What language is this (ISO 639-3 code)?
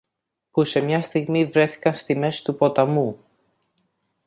ell